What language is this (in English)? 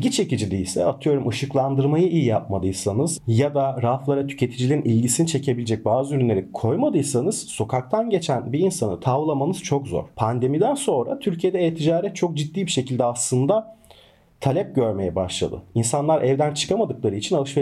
Turkish